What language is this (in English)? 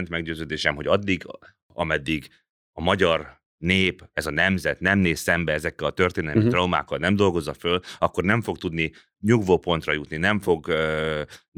Hungarian